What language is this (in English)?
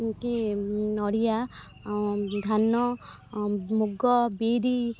Odia